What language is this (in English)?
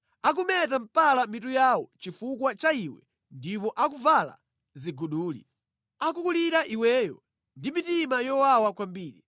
Nyanja